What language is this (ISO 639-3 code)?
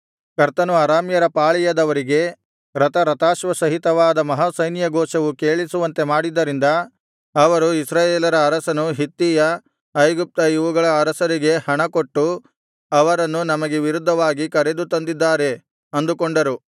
kan